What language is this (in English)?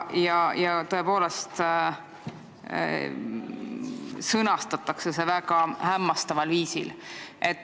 Estonian